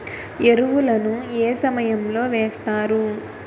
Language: Telugu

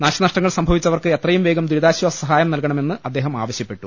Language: Malayalam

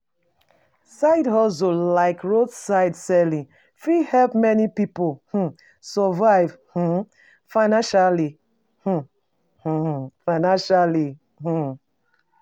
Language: Nigerian Pidgin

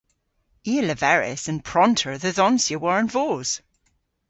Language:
Cornish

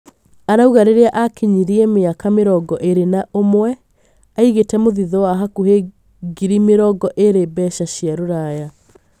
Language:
Kikuyu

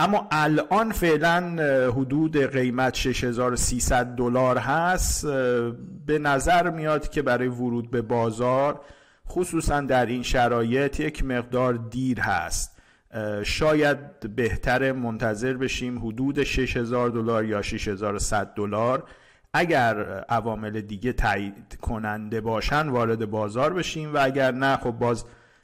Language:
Persian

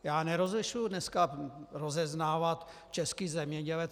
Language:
Czech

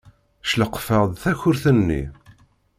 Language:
Kabyle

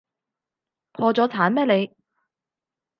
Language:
Cantonese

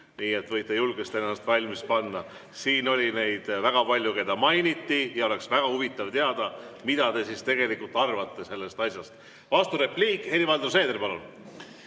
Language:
Estonian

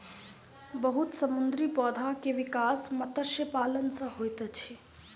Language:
Maithili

